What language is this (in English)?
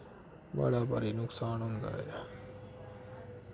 Dogri